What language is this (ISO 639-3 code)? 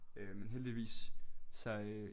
dan